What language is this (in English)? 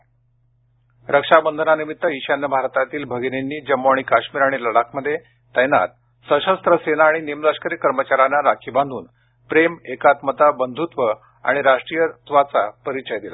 Marathi